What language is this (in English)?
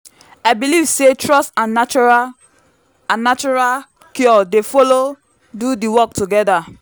Nigerian Pidgin